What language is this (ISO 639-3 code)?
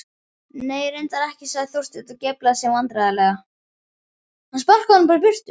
isl